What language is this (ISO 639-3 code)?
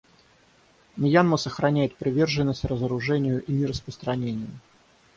rus